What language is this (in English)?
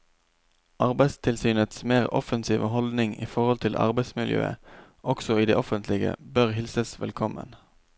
Norwegian